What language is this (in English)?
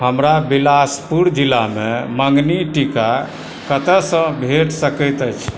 Maithili